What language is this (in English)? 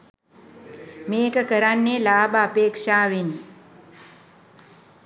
Sinhala